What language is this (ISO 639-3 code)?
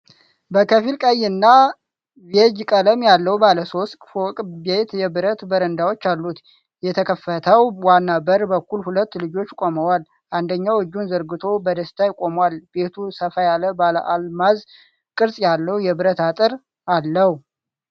amh